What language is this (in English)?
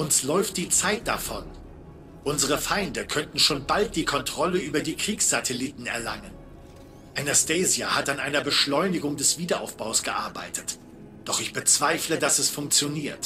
German